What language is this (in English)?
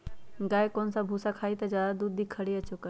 Magahi